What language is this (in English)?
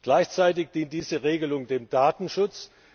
German